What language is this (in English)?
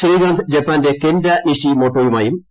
Malayalam